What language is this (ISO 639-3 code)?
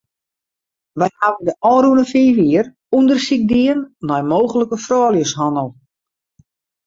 fry